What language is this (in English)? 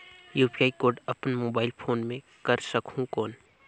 Chhattisgarhi